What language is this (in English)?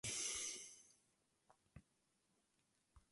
Czech